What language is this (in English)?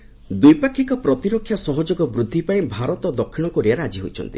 Odia